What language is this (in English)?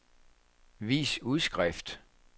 Danish